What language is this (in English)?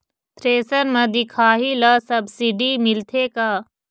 Chhattisgarhi